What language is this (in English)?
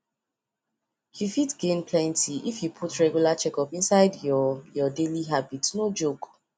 Nigerian Pidgin